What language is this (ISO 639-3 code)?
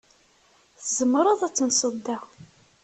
kab